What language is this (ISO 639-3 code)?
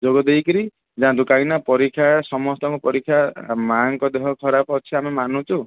ori